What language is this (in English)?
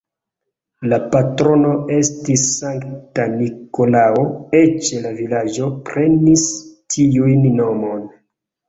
Esperanto